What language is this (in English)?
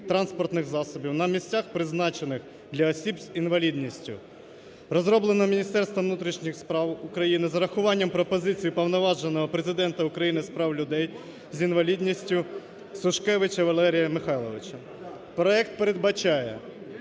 Ukrainian